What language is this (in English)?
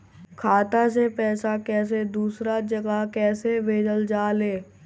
Bhojpuri